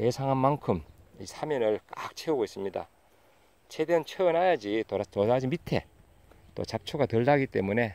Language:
Korean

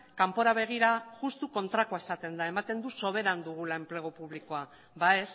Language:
Basque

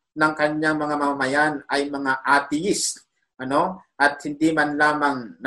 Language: Filipino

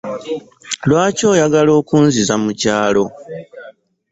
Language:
Ganda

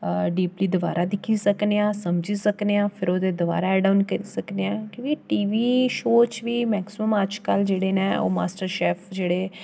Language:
Dogri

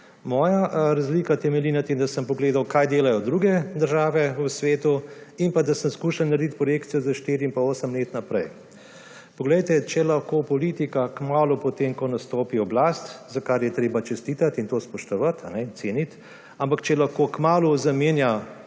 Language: Slovenian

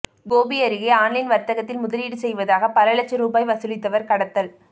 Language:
Tamil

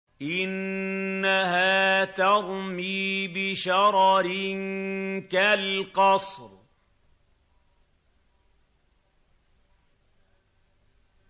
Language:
Arabic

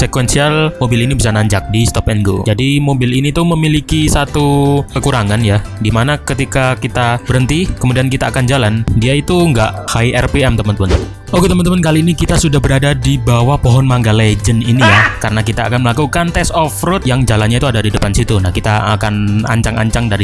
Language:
Indonesian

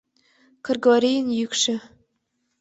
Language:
Mari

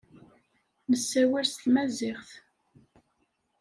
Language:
Kabyle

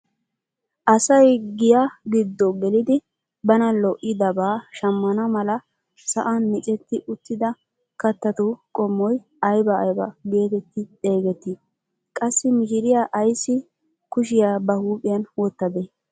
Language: Wolaytta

